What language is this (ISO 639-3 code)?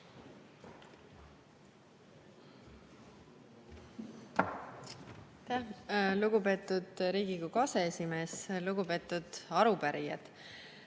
est